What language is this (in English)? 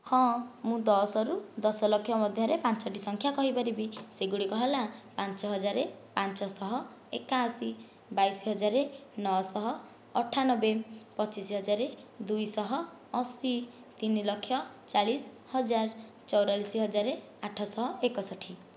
Odia